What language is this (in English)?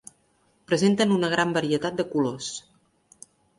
Catalan